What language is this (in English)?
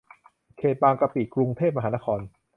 Thai